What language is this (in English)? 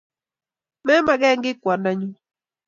Kalenjin